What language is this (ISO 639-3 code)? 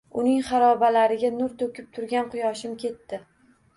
uzb